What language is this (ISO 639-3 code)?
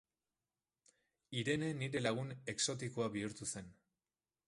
eus